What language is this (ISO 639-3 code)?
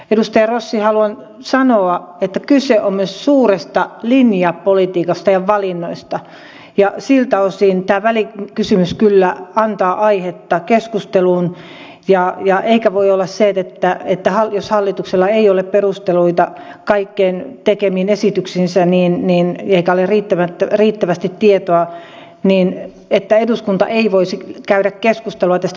fin